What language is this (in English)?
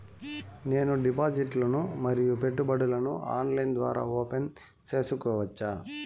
Telugu